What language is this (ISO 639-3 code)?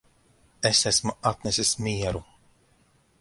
lav